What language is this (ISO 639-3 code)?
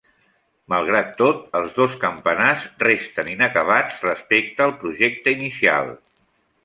cat